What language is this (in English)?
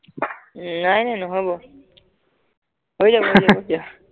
Assamese